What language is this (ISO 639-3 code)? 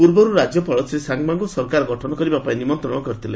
ori